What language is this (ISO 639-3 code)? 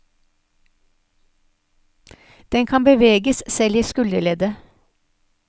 nor